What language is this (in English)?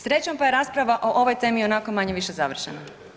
Croatian